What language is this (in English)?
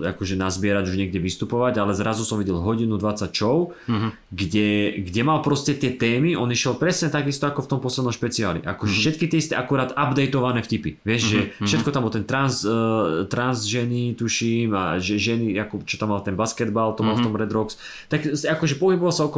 Slovak